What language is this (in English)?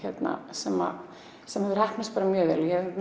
Icelandic